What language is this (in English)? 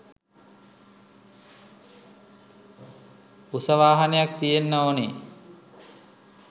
Sinhala